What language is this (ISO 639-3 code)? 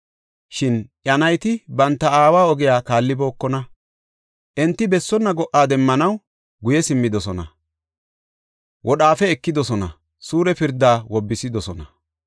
gof